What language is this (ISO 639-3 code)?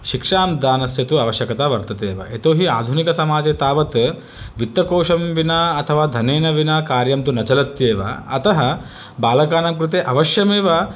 san